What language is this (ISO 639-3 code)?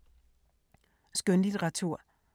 dan